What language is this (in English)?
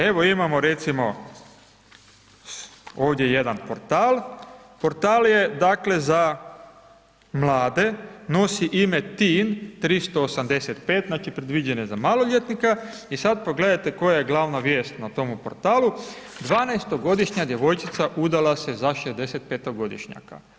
Croatian